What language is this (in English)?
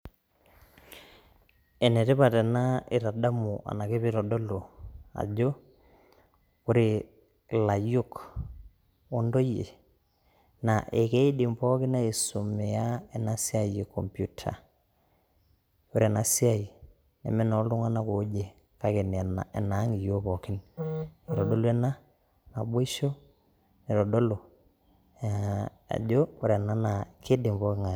Masai